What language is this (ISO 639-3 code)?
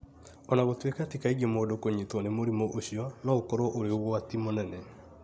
kik